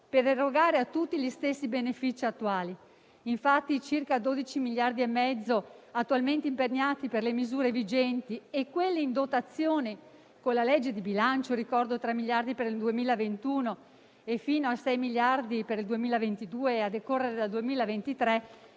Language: Italian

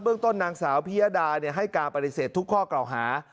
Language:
Thai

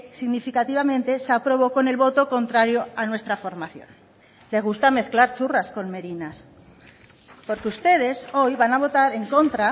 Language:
Spanish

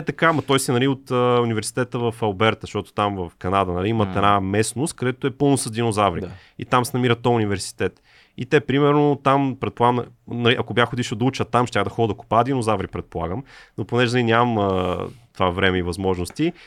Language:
Bulgarian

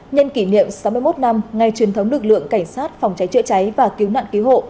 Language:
Vietnamese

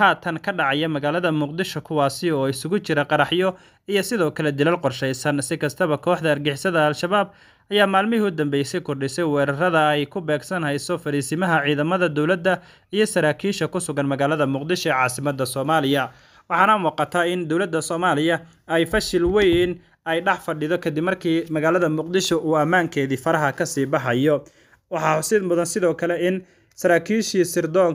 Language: Arabic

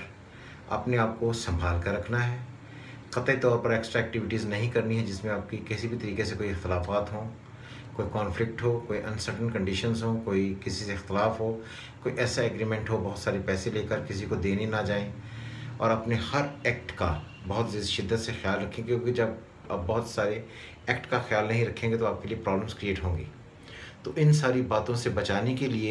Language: Hindi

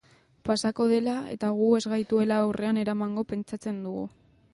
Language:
Basque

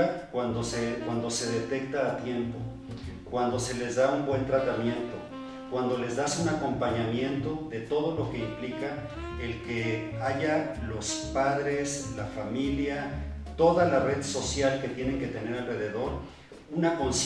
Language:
Spanish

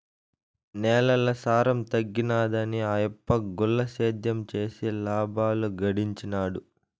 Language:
Telugu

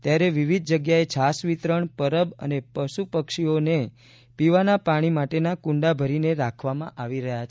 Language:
Gujarati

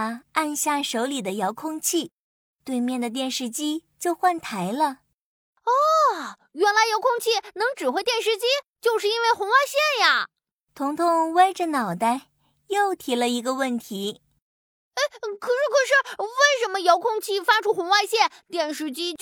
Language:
Chinese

